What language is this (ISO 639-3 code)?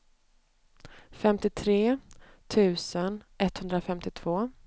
swe